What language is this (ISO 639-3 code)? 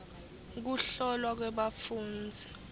ssw